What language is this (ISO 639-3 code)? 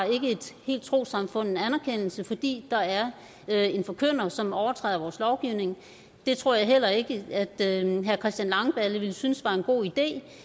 dan